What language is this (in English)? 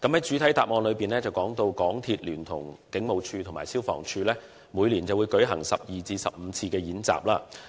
Cantonese